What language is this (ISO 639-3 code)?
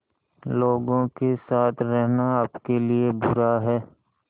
hin